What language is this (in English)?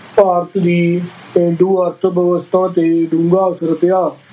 Punjabi